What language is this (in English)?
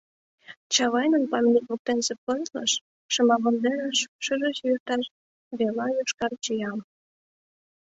Mari